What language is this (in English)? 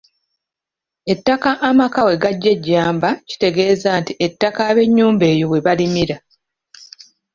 Ganda